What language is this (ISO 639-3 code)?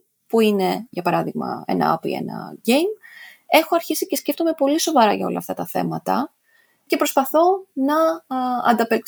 ell